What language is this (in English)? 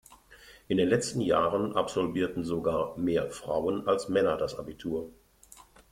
German